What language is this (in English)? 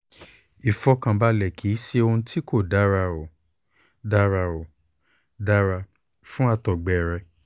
Yoruba